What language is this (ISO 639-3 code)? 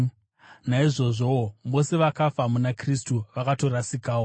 sna